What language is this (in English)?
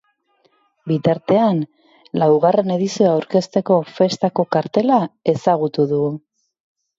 Basque